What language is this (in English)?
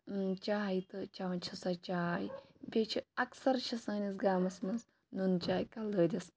Kashmiri